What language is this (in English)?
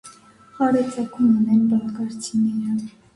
Armenian